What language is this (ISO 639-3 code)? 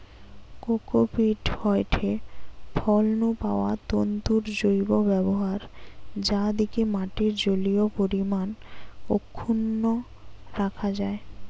ben